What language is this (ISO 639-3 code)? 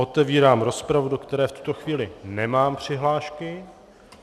ces